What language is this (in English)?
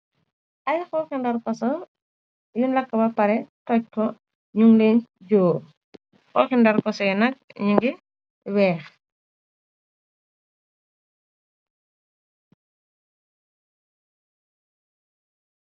Wolof